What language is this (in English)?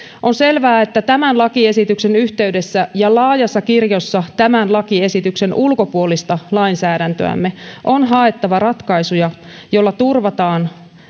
Finnish